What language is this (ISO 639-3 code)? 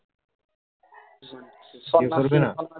ben